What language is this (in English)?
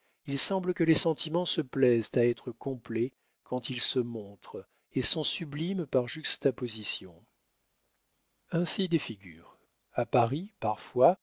French